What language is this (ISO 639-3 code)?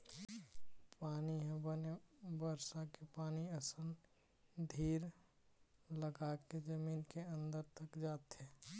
hne